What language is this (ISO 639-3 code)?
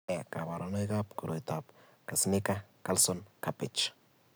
kln